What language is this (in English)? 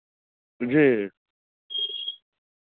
Maithili